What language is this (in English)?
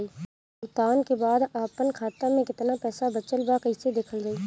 Bhojpuri